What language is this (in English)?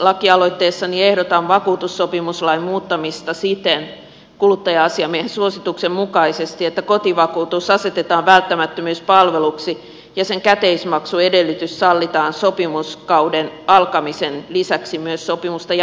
Finnish